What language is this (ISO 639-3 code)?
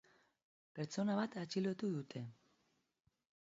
eus